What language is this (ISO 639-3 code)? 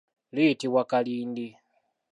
lug